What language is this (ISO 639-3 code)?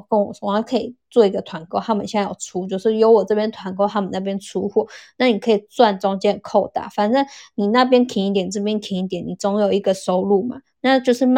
zho